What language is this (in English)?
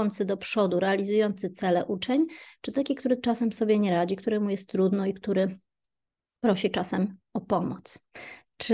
Polish